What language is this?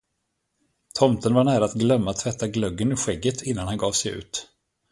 Swedish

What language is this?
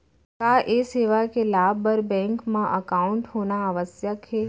Chhattisgarhi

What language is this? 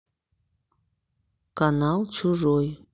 Russian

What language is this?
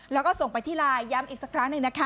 Thai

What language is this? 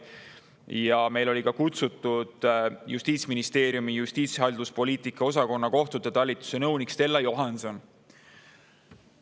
Estonian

